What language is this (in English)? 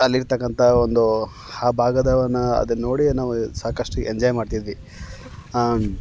Kannada